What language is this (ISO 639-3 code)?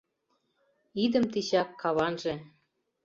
chm